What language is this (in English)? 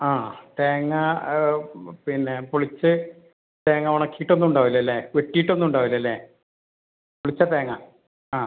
Malayalam